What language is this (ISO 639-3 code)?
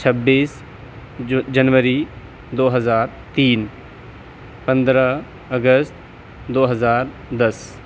urd